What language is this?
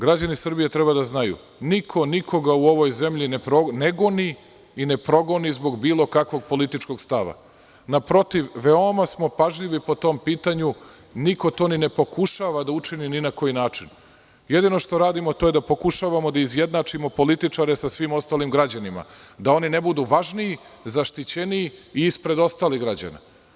Serbian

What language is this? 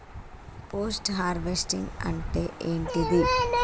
Telugu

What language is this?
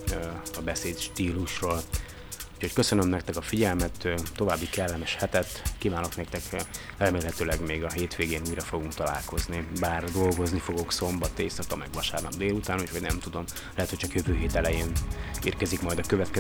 Hungarian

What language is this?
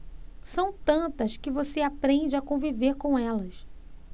Portuguese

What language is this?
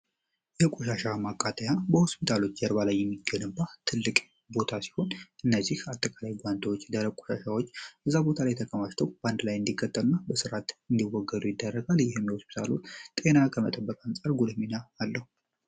Amharic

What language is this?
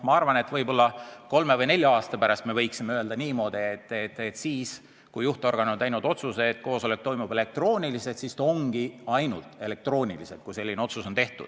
Estonian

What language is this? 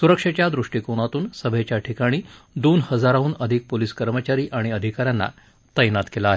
Marathi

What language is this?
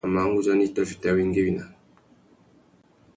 Tuki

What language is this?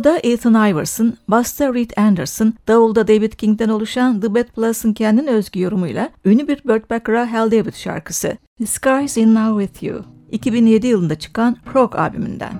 Turkish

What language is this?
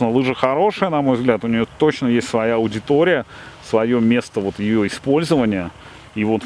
Russian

